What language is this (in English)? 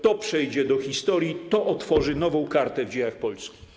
Polish